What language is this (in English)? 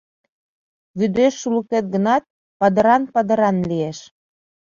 Mari